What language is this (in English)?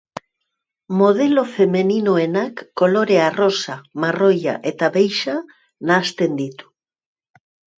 Basque